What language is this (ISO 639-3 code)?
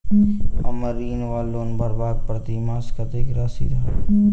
mai